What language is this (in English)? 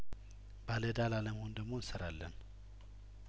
Amharic